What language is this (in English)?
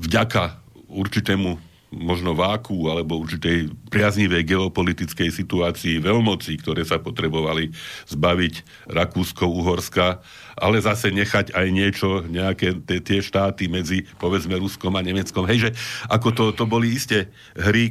Slovak